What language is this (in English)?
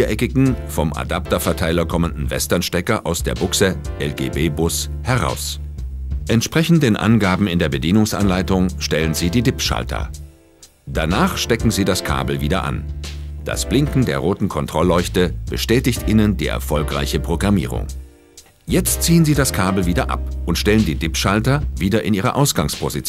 German